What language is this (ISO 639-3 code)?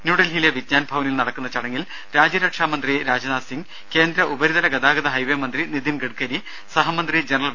mal